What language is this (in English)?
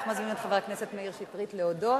Hebrew